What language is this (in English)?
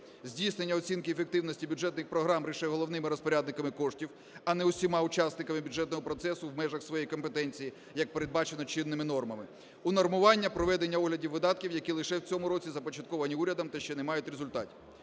Ukrainian